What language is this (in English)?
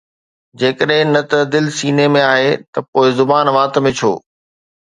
Sindhi